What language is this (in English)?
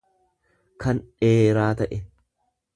Oromo